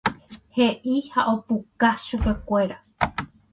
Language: Guarani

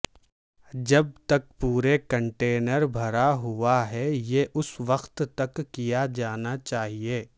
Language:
Urdu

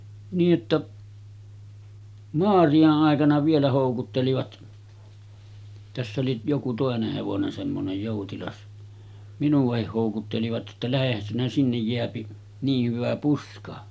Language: Finnish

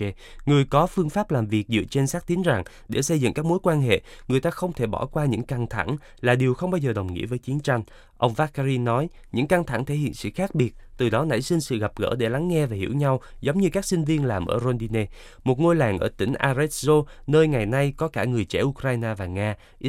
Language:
Vietnamese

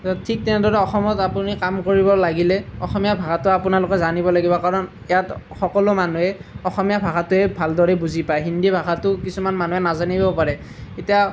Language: Assamese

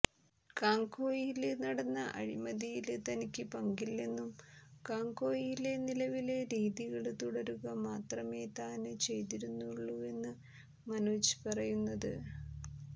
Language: Malayalam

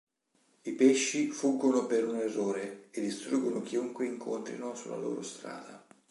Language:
Italian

